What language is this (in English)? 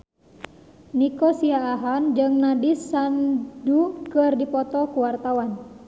Sundanese